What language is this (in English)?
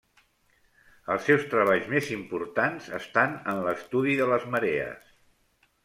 Catalan